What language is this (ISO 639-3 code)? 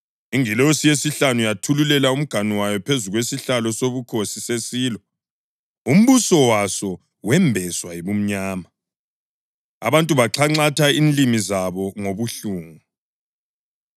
nde